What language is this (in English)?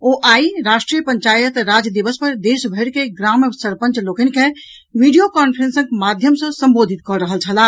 Maithili